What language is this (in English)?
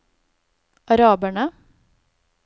Norwegian